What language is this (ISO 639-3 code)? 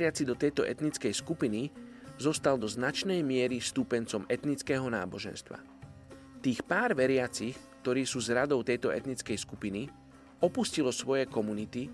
slk